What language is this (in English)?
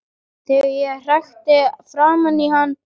Icelandic